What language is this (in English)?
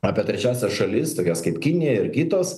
Lithuanian